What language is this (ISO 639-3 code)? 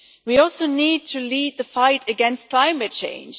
eng